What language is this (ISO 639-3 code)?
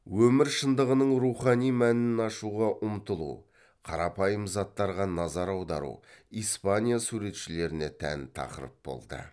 kaz